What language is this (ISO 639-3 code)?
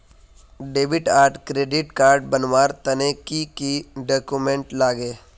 mag